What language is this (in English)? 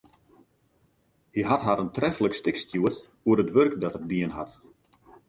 Western Frisian